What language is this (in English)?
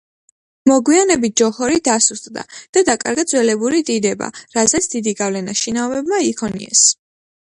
Georgian